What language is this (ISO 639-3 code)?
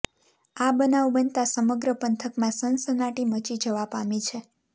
guj